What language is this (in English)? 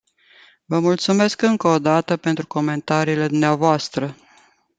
Romanian